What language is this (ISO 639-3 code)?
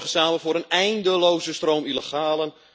nld